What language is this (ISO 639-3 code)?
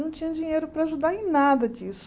por